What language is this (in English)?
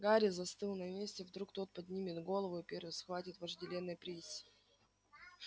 Russian